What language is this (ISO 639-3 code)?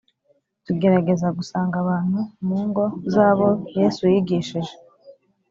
kin